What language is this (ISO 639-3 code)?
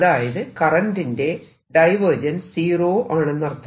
mal